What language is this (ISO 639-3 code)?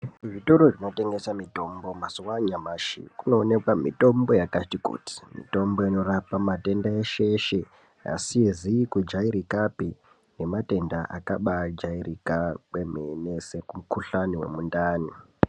ndc